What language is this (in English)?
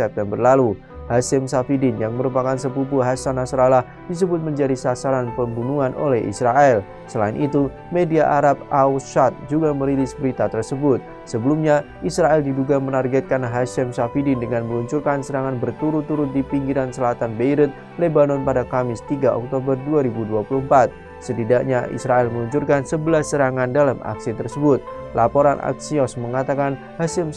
Indonesian